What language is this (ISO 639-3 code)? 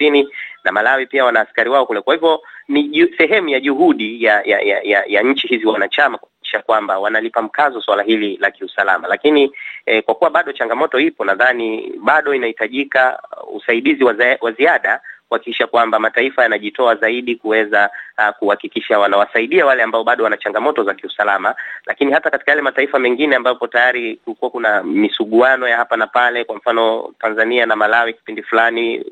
swa